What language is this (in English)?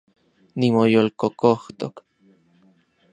Central Puebla Nahuatl